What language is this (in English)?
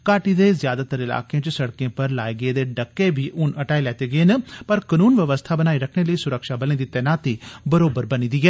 Dogri